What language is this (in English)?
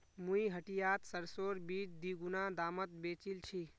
Magahi